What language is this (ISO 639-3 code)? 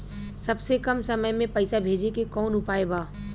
bho